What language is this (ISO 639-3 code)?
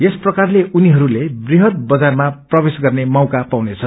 nep